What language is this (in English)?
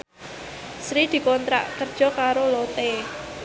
Javanese